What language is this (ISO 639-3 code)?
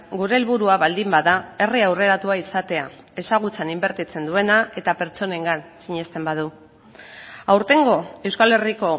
eus